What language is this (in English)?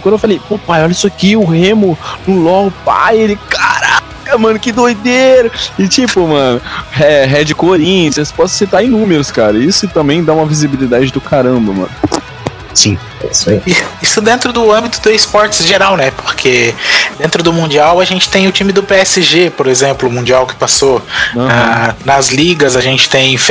Portuguese